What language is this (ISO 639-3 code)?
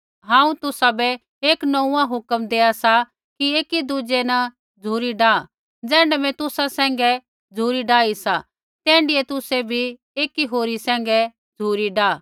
kfx